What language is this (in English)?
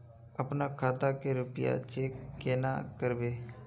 Magahi